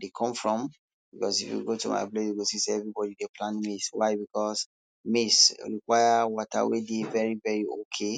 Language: Nigerian Pidgin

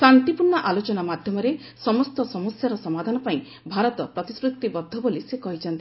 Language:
Odia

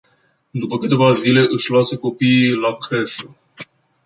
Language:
Romanian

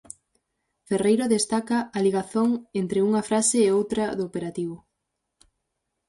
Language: Galician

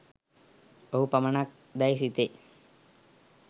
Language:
Sinhala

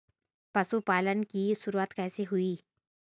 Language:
Hindi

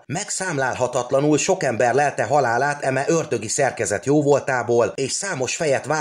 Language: Hungarian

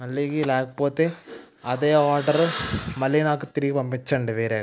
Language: Telugu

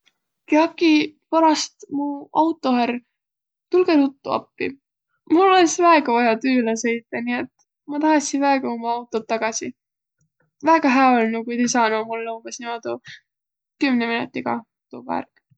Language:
Võro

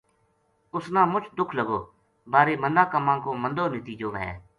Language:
Gujari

